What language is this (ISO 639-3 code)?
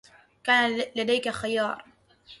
ara